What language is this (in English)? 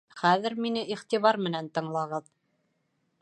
Bashkir